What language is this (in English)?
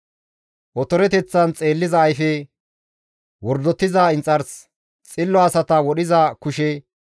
Gamo